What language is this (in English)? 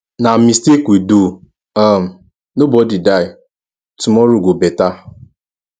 Nigerian Pidgin